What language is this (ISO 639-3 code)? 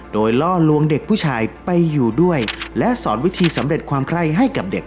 tha